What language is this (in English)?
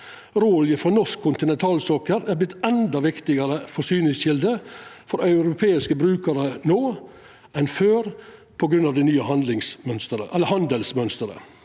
Norwegian